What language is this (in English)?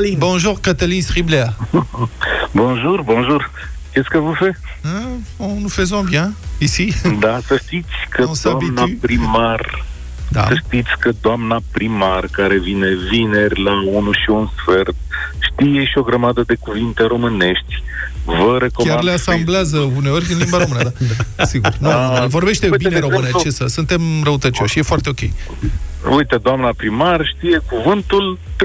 Romanian